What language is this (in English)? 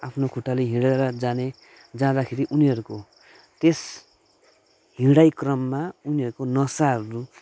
Nepali